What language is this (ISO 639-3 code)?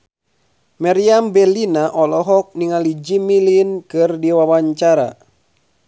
sun